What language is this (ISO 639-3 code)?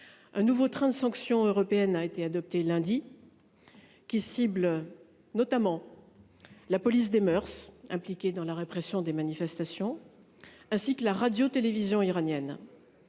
fra